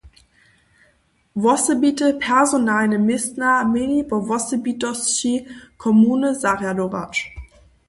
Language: Upper Sorbian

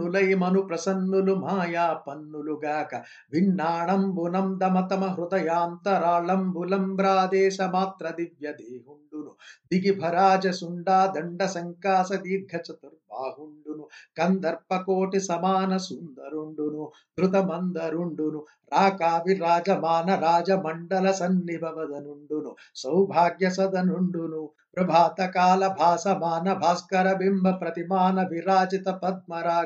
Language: Telugu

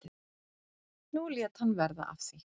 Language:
Icelandic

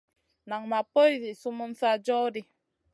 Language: Masana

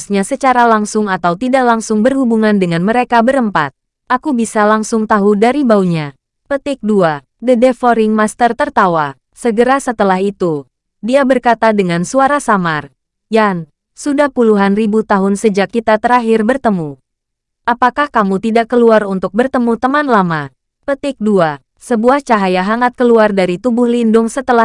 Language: Indonesian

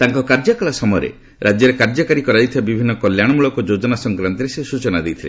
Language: Odia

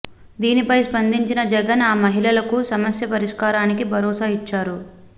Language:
Telugu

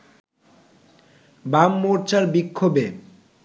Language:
Bangla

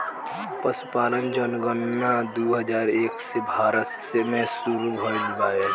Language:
Bhojpuri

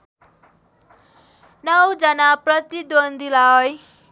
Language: Nepali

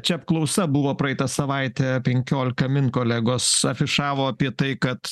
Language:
Lithuanian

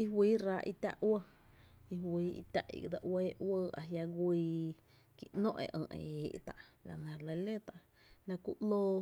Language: Tepinapa Chinantec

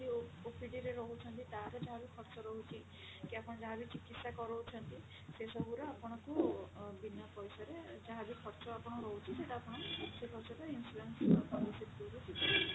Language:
Odia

